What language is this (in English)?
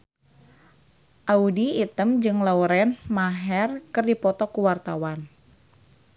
Sundanese